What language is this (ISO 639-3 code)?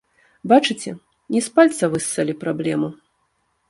bel